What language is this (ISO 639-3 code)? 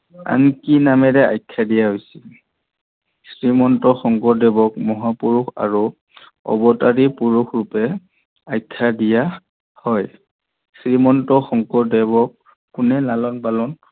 asm